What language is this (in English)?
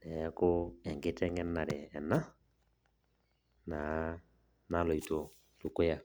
Masai